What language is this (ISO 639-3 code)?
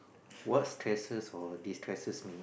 eng